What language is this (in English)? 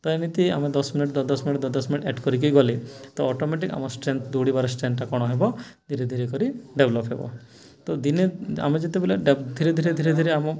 Odia